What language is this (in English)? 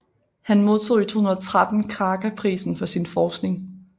Danish